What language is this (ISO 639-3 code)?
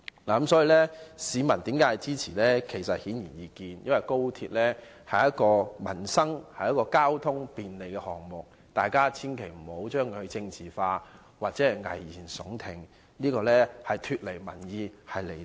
yue